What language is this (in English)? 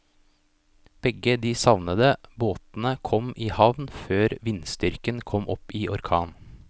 Norwegian